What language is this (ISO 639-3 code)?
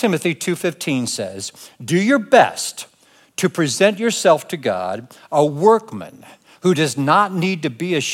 eng